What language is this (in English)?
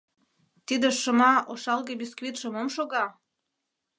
Mari